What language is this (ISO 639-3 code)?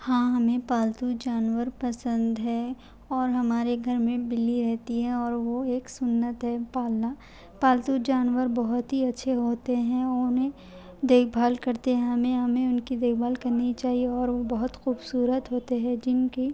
urd